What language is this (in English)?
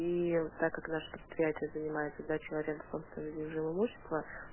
Russian